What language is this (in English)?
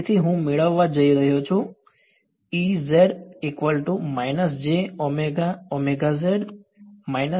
Gujarati